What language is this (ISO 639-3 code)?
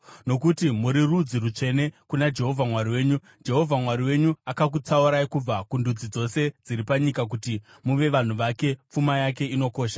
sna